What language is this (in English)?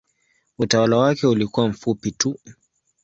Swahili